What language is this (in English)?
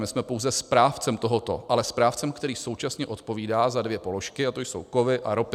Czech